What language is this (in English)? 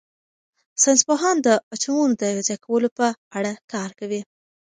Pashto